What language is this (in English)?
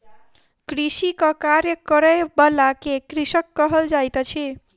Maithili